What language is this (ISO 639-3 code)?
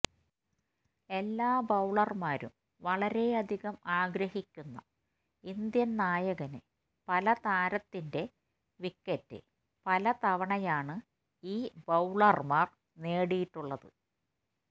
mal